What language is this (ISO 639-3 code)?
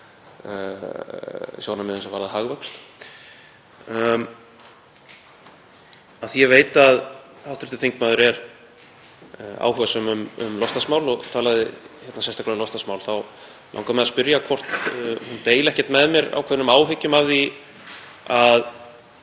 isl